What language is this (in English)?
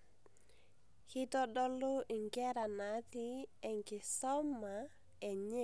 Masai